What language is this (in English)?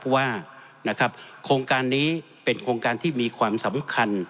Thai